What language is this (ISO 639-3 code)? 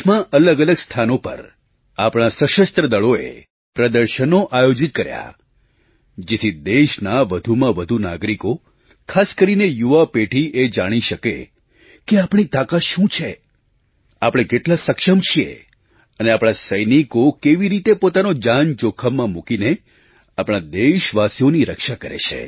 guj